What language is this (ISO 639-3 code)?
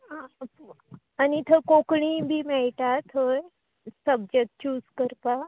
kok